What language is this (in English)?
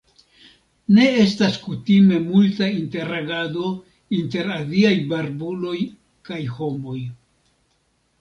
Esperanto